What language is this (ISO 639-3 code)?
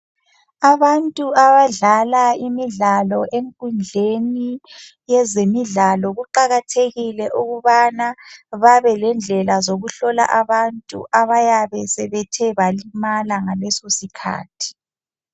nde